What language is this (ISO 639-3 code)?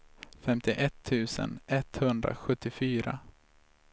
swe